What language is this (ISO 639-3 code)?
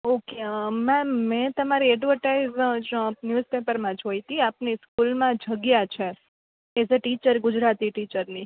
guj